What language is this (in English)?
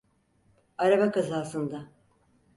Turkish